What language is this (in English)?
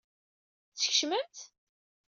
Kabyle